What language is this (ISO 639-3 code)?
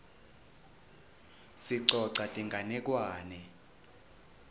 ssw